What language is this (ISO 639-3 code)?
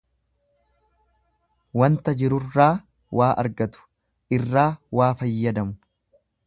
orm